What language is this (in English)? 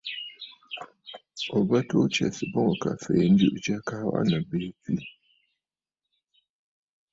Bafut